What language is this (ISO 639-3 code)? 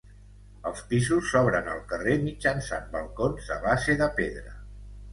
cat